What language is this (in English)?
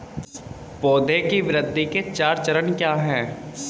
Hindi